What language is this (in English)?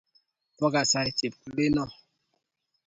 Kalenjin